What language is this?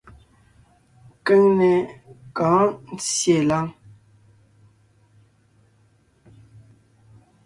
Ngiemboon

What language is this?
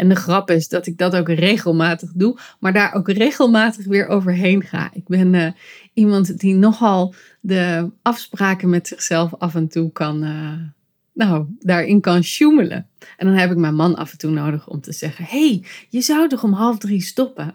Dutch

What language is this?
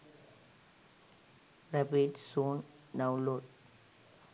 Sinhala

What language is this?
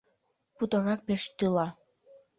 Mari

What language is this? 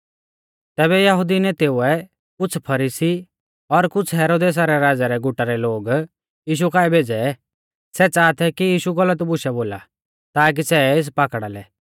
Mahasu Pahari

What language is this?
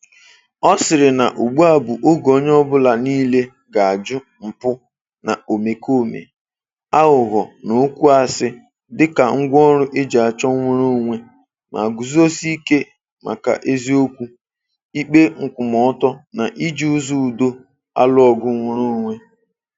Igbo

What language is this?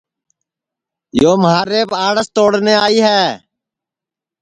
Sansi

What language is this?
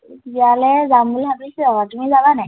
Assamese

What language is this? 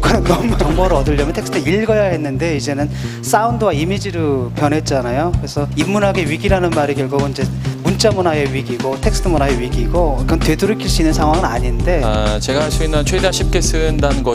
Korean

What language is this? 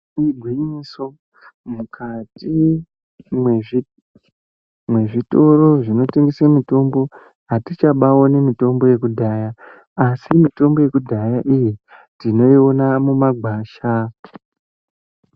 Ndau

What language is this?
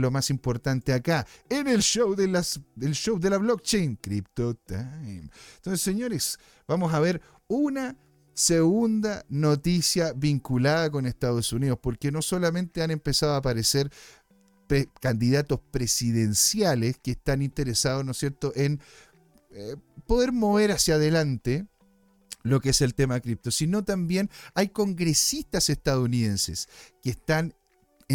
Spanish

